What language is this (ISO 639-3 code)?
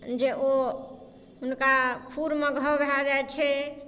mai